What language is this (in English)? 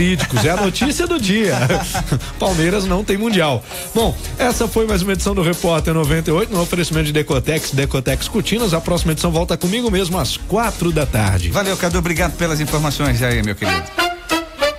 Portuguese